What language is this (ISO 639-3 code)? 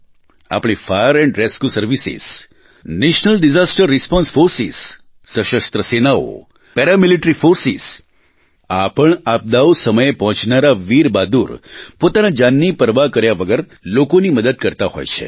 guj